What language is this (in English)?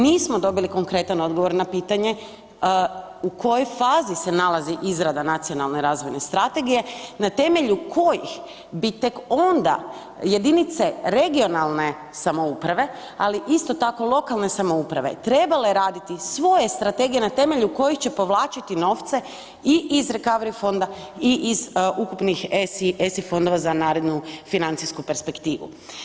Croatian